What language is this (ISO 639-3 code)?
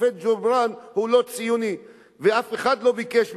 heb